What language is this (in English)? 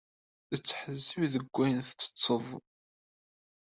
Kabyle